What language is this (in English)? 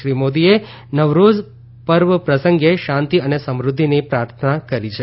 Gujarati